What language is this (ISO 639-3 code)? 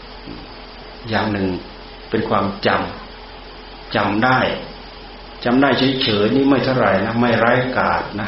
tha